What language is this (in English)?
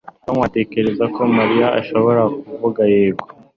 Kinyarwanda